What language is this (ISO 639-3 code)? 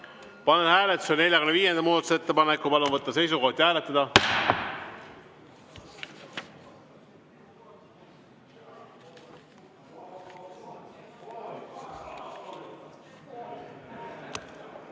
est